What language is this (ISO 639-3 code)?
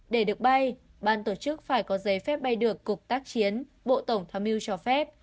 vie